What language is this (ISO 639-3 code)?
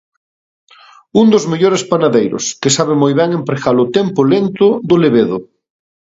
glg